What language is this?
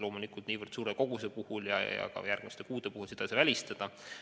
Estonian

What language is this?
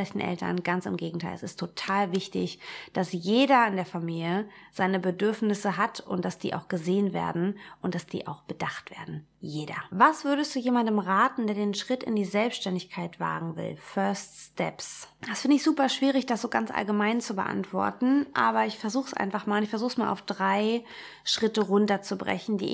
German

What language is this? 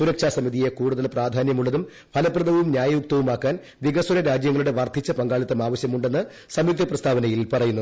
Malayalam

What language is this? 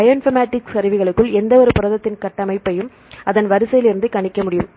Tamil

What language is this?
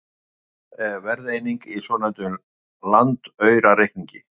Icelandic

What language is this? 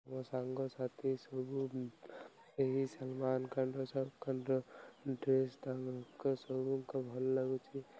Odia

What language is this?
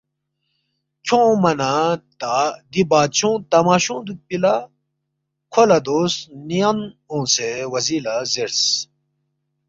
Balti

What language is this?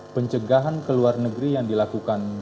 Indonesian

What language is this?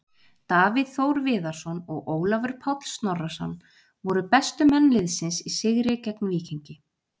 Icelandic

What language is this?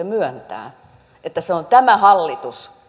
Finnish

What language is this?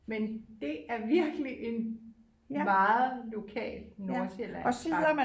Danish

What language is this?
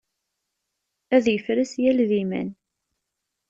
Kabyle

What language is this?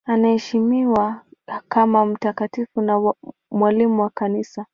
Swahili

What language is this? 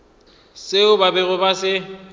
Northern Sotho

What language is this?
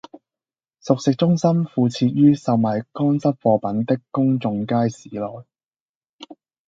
Cantonese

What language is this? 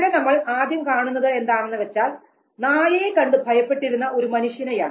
Malayalam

